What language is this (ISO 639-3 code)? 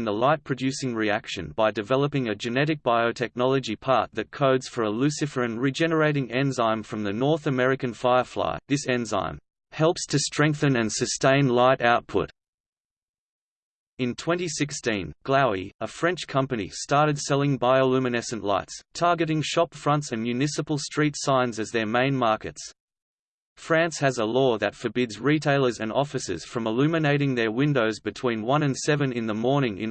eng